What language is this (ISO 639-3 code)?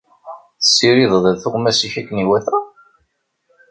kab